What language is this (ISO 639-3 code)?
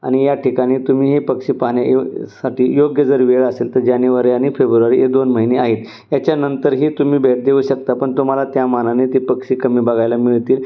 mar